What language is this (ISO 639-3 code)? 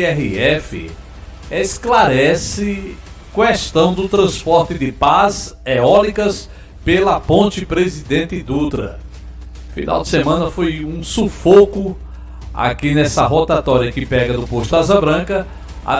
por